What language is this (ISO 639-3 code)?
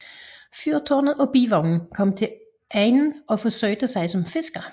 dan